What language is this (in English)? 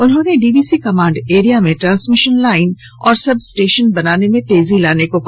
Hindi